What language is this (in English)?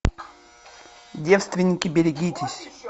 Russian